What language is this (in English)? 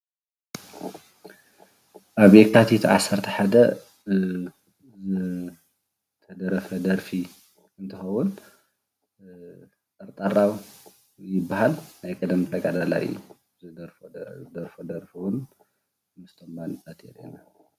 Tigrinya